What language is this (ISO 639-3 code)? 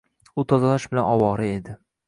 uzb